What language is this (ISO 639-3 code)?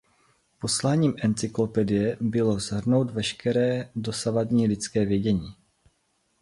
ces